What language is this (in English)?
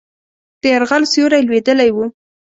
Pashto